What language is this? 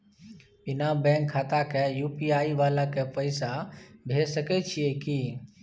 Maithili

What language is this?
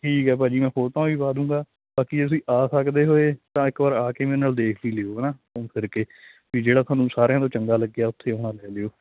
Punjabi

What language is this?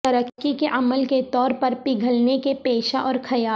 Urdu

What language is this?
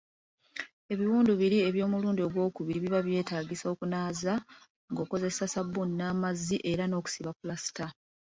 Ganda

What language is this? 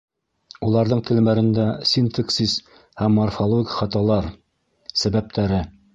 Bashkir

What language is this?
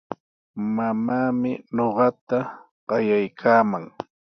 Sihuas Ancash Quechua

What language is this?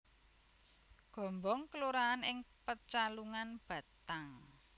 Javanese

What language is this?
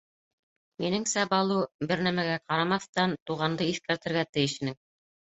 Bashkir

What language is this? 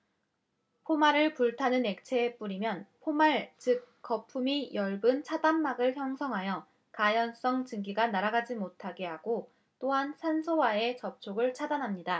Korean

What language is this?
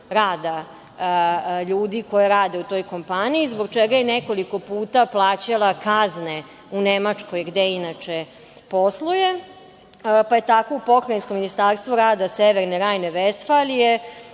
Serbian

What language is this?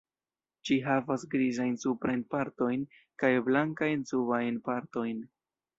Esperanto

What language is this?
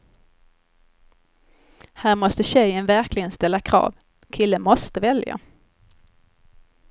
Swedish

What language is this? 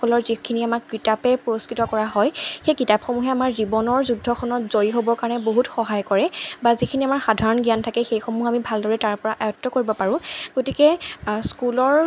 Assamese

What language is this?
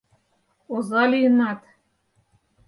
Mari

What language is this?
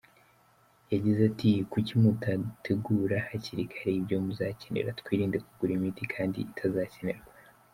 Kinyarwanda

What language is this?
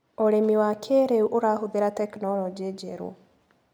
Kikuyu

